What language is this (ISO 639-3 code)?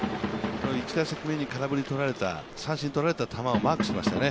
jpn